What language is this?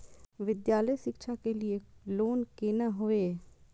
Maithili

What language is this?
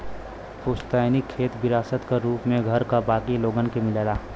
Bhojpuri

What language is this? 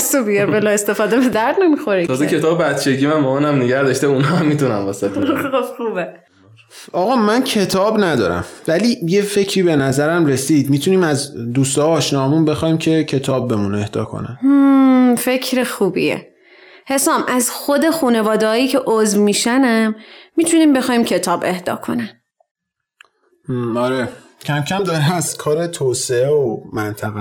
Persian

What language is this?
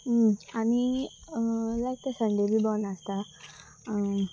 Konkani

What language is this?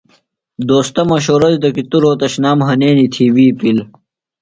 Phalura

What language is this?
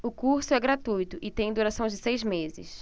Portuguese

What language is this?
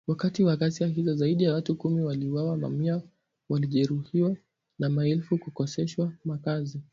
Swahili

